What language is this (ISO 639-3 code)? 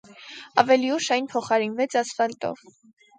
hye